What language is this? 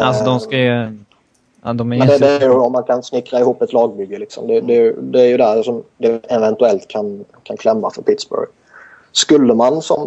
Swedish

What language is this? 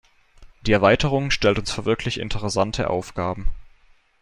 German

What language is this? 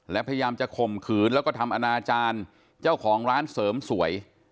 Thai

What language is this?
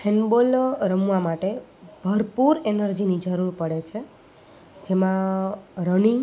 Gujarati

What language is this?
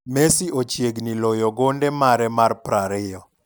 Luo (Kenya and Tanzania)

